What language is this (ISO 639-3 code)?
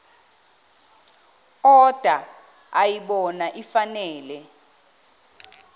zul